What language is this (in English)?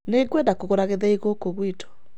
Kikuyu